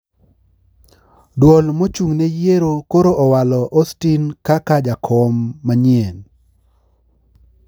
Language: Luo (Kenya and Tanzania)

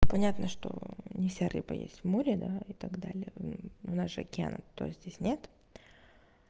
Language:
Russian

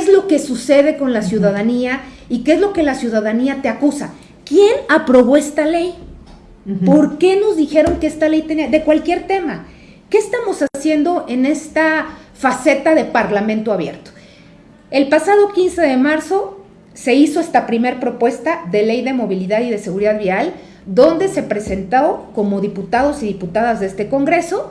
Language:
Spanish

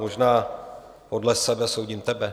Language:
Czech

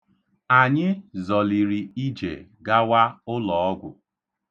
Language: Igbo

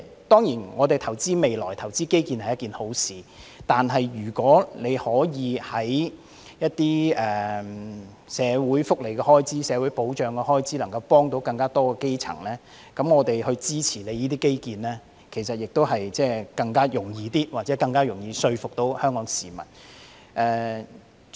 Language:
Cantonese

